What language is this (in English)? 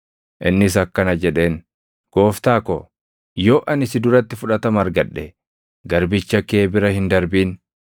Oromo